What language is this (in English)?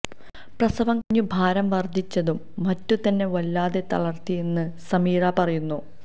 Malayalam